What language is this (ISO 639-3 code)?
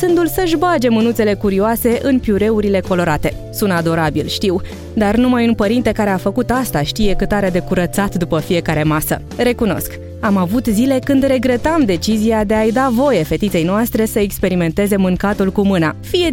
ron